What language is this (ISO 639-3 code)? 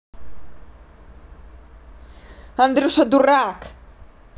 rus